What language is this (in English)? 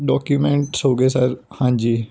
Punjabi